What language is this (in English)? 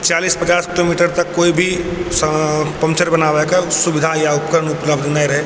Maithili